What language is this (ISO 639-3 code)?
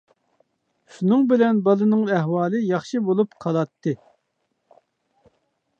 uig